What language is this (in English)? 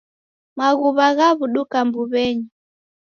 Taita